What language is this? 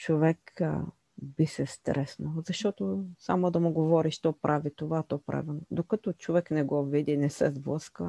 Bulgarian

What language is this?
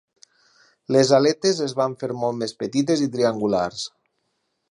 Catalan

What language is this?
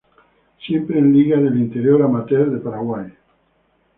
Spanish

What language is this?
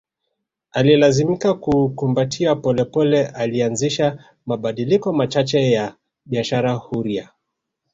Swahili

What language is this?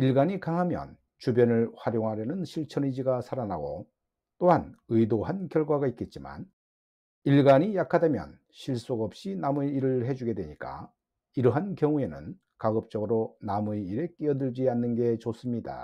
Korean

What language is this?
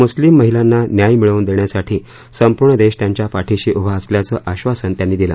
Marathi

